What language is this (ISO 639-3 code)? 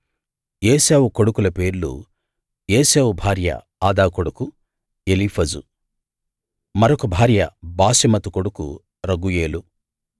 tel